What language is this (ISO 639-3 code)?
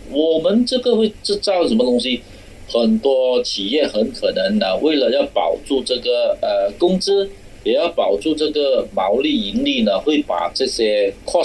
zho